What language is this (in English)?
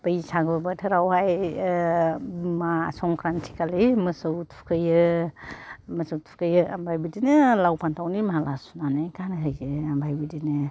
Bodo